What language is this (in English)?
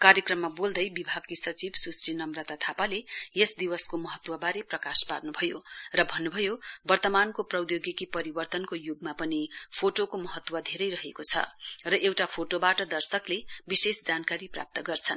Nepali